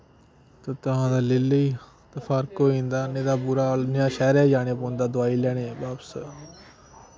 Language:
Dogri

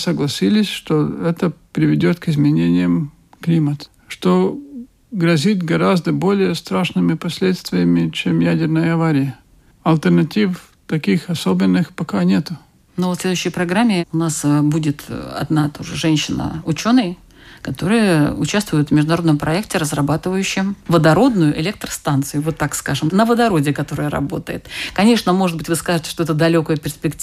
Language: Russian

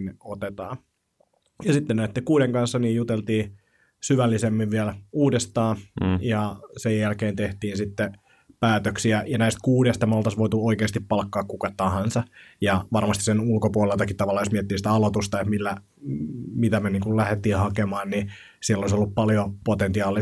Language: Finnish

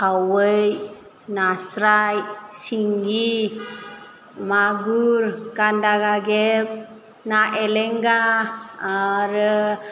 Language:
Bodo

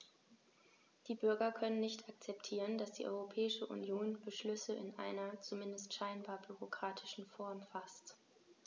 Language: German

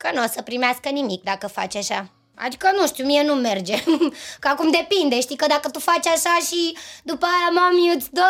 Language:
Romanian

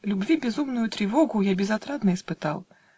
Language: Russian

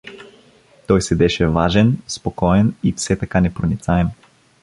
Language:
Bulgarian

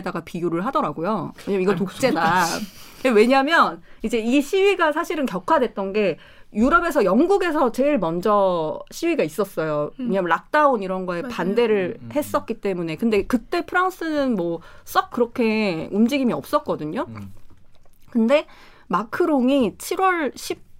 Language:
Korean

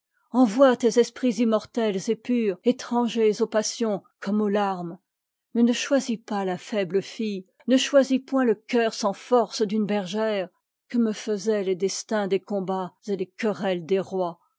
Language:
French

